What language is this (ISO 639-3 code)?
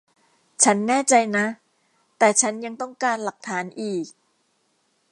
tha